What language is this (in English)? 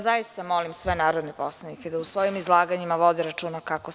Serbian